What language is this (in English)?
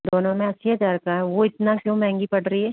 Hindi